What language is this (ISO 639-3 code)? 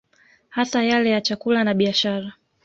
swa